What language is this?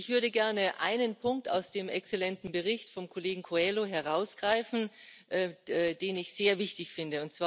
German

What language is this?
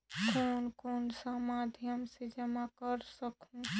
Chhattisgarhi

